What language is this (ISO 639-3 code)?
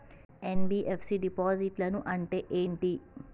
tel